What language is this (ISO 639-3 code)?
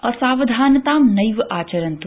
san